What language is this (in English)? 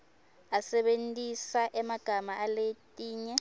Swati